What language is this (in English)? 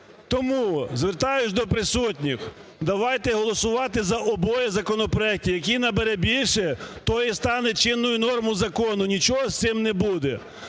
Ukrainian